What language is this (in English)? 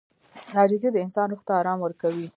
Pashto